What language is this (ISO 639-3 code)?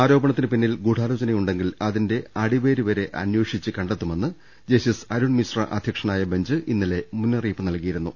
mal